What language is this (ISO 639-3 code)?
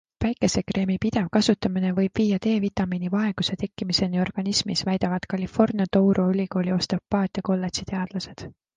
est